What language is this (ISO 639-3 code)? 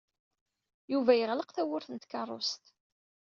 kab